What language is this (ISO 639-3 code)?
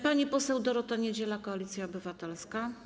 pol